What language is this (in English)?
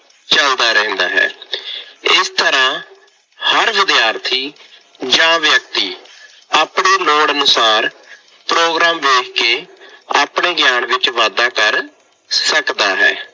Punjabi